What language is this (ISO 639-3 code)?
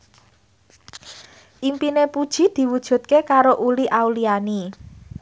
jav